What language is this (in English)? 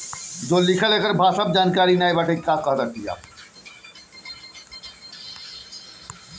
Bhojpuri